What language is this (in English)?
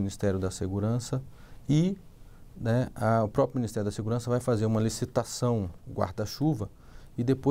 Portuguese